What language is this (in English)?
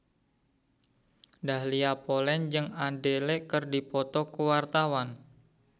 Sundanese